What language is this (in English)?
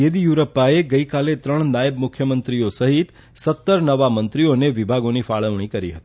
Gujarati